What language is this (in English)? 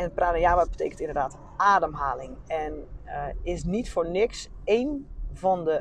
Dutch